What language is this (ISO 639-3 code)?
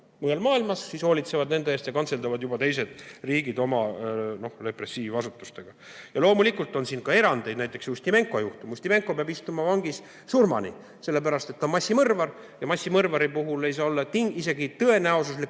est